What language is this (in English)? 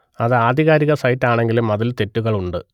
Malayalam